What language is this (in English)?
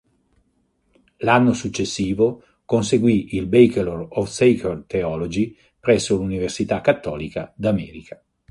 Italian